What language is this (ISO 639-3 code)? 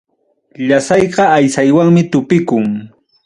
quy